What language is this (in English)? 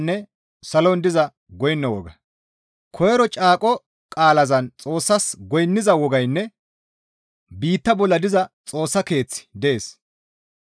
Gamo